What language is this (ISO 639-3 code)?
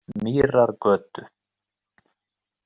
isl